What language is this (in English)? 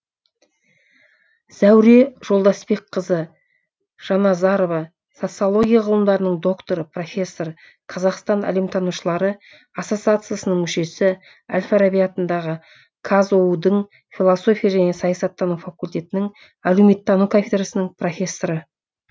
Kazakh